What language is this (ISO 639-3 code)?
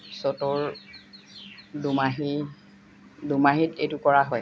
asm